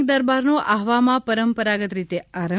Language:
Gujarati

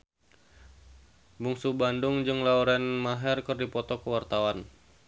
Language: Sundanese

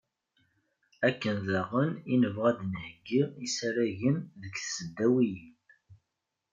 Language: Kabyle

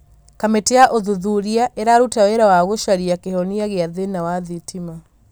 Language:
Kikuyu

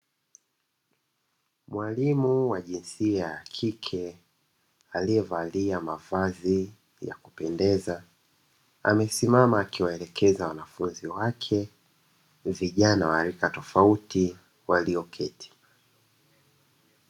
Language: Swahili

